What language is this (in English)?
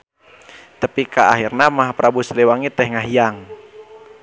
Sundanese